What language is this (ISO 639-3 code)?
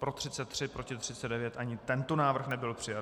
ces